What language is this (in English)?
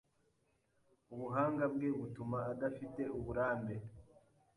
Kinyarwanda